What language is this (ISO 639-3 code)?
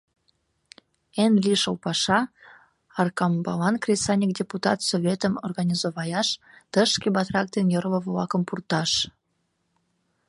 chm